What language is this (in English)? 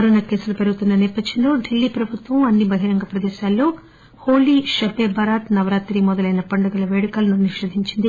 Telugu